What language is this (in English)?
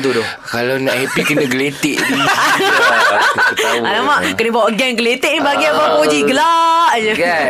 Malay